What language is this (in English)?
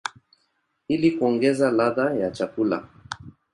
Swahili